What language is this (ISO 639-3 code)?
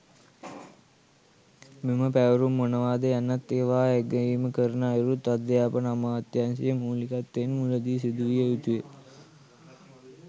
sin